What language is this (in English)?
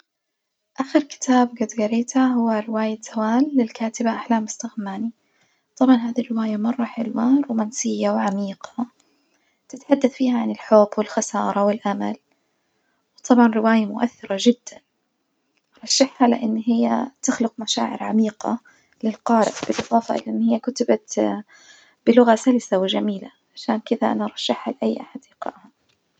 Najdi Arabic